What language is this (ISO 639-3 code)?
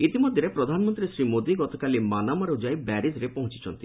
ori